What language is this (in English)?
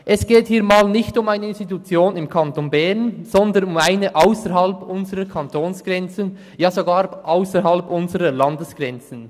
Swiss German